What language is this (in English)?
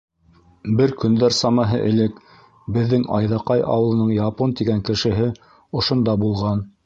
Bashkir